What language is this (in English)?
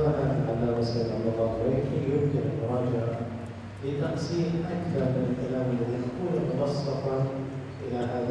Arabic